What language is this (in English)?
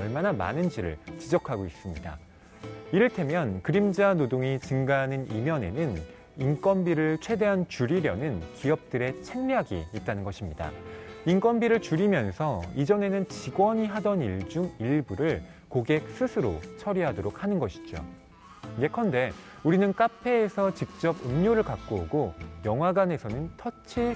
Korean